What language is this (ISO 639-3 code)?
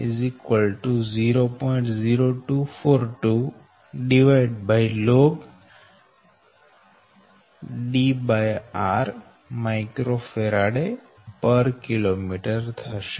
guj